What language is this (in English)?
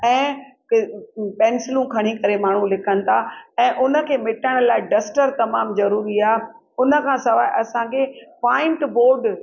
Sindhi